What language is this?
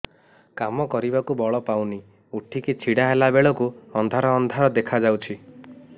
Odia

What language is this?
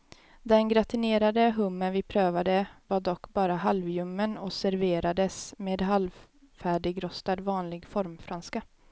Swedish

